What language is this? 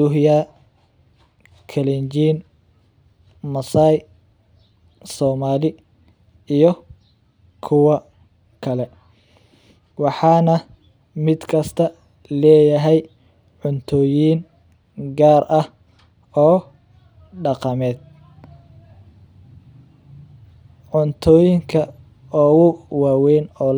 Somali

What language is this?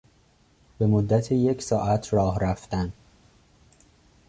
Persian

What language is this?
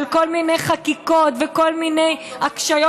Hebrew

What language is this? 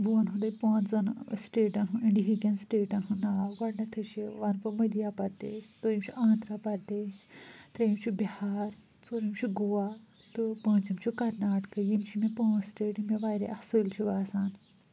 Kashmiri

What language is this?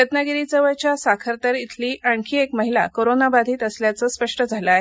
Marathi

